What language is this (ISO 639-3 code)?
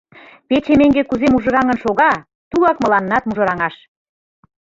chm